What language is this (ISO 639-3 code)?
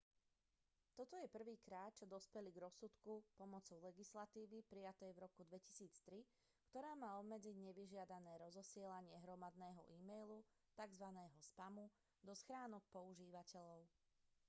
slk